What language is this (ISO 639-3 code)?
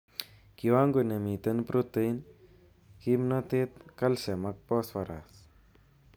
kln